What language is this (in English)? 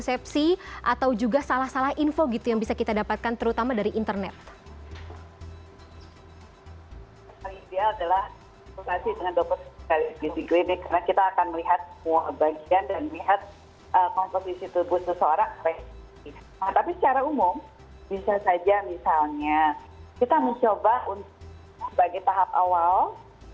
Indonesian